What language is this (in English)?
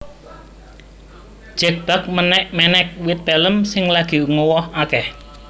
Javanese